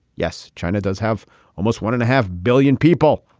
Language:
English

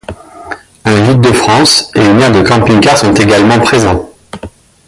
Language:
French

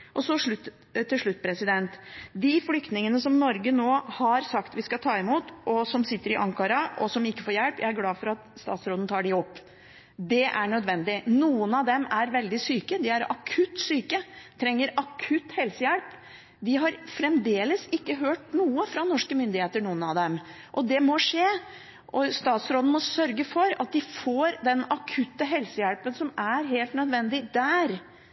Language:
Norwegian Bokmål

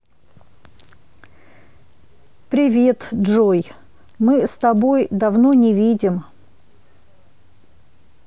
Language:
Russian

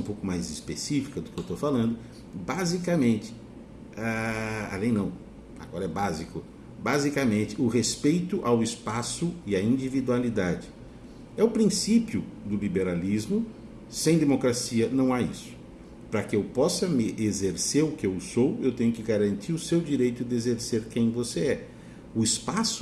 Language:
Portuguese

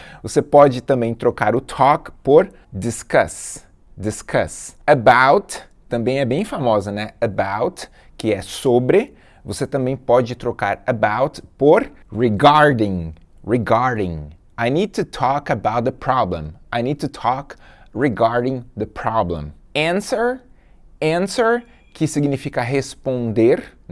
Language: Portuguese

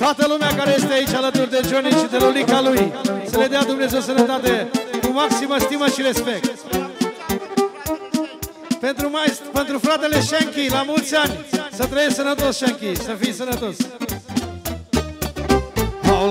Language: Arabic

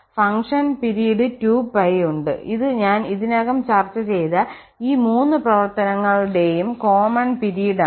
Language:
Malayalam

